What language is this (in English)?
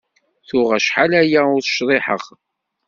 Kabyle